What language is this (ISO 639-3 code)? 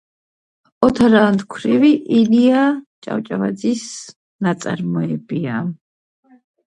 kat